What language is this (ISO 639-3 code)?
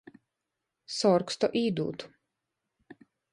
ltg